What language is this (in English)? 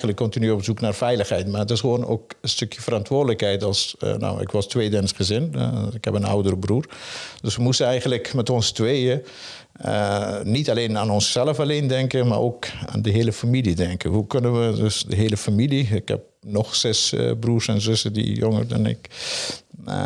Dutch